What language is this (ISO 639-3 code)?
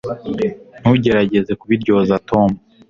kin